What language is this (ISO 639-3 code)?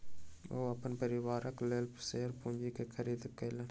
mai